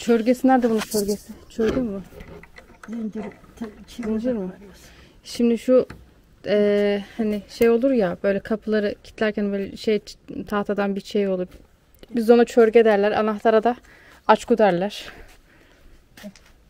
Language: Turkish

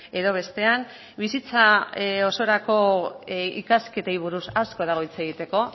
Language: Basque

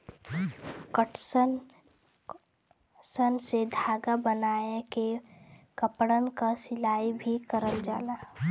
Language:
Bhojpuri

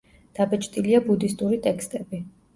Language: Georgian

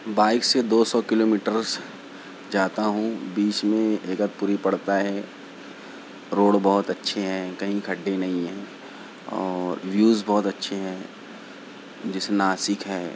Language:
Urdu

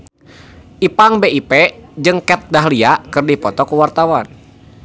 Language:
Sundanese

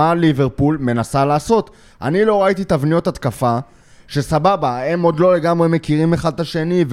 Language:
Hebrew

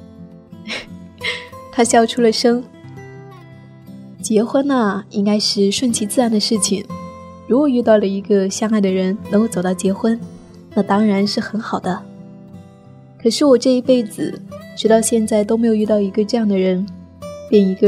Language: Chinese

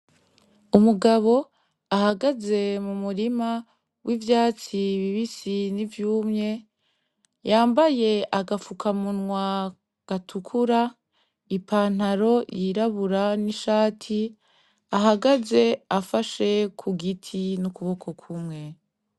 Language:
Rundi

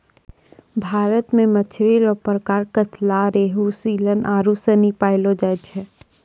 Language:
Maithili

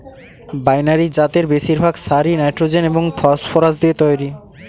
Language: Bangla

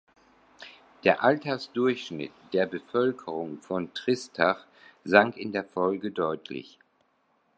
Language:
German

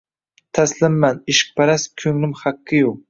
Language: Uzbek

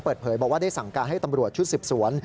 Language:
Thai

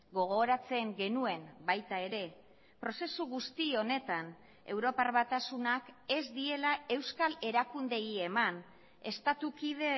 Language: Basque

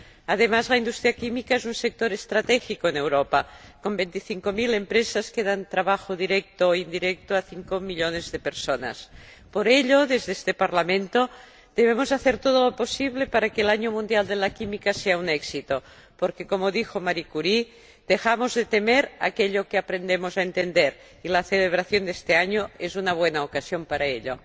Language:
Spanish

